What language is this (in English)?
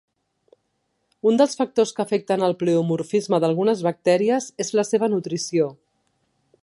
Catalan